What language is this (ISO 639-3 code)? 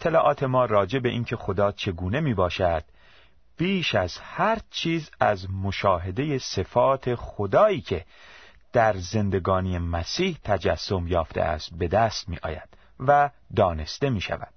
fas